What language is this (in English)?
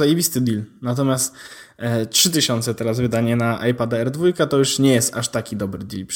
Polish